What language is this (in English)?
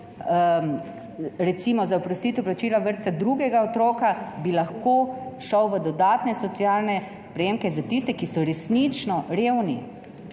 Slovenian